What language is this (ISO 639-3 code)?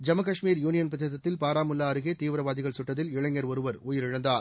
tam